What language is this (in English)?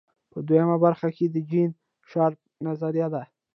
Pashto